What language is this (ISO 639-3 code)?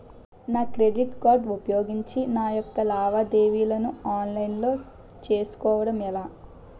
tel